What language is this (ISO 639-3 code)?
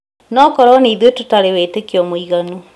kik